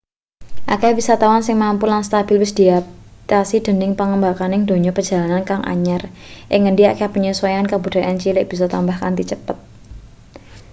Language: Javanese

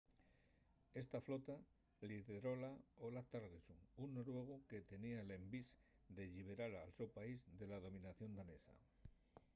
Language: Asturian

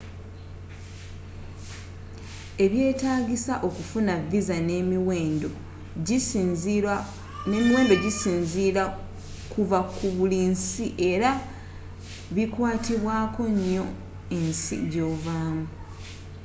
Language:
Ganda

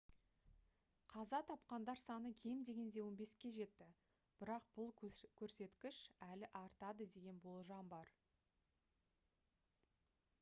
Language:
Kazakh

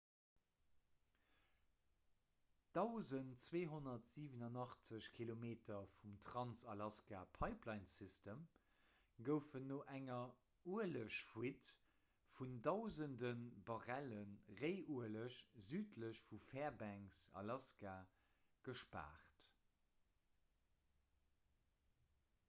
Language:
Luxembourgish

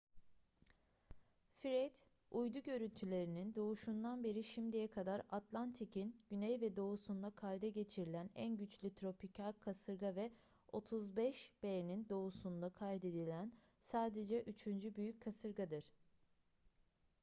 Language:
Turkish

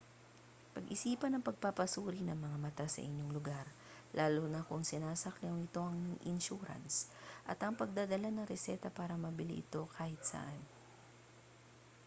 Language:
Filipino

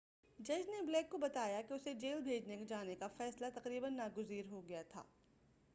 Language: Urdu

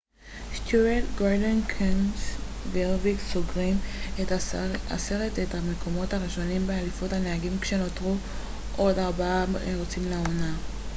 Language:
Hebrew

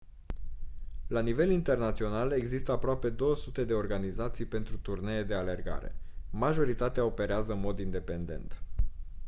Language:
Romanian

